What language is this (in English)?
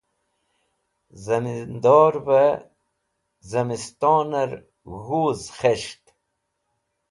Wakhi